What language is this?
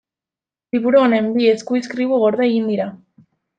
Basque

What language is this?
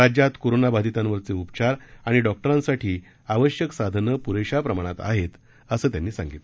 Marathi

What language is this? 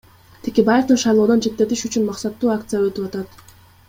Kyrgyz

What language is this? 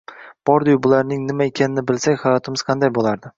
Uzbek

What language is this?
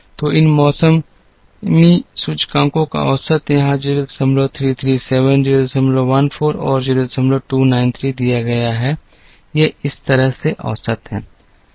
Hindi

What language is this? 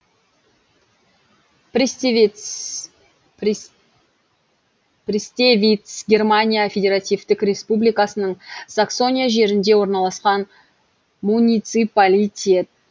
Kazakh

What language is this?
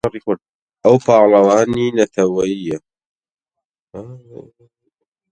Central Kurdish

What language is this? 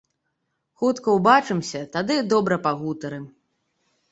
Belarusian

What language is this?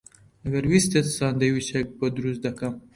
Central Kurdish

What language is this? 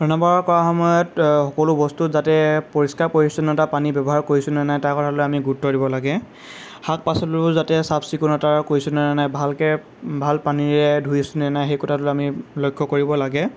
Assamese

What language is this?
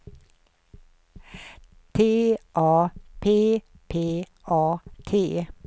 Swedish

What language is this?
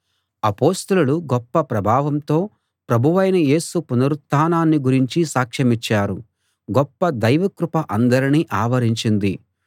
Telugu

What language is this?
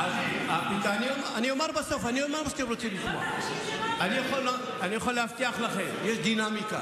Hebrew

